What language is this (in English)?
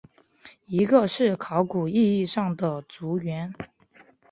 Chinese